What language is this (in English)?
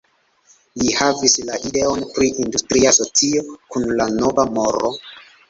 Esperanto